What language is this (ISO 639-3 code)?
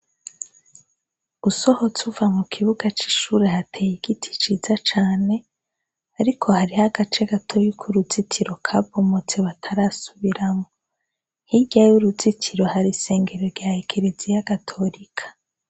run